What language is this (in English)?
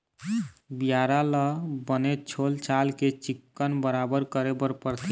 Chhattisgarhi